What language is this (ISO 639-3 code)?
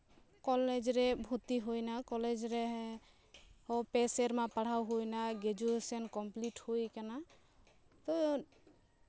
sat